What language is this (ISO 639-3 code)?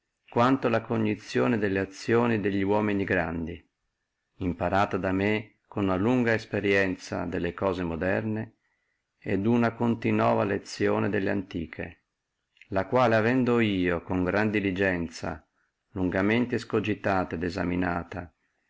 ita